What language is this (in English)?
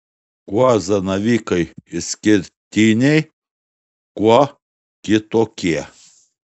Lithuanian